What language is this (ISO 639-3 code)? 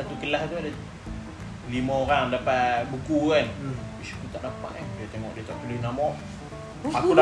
msa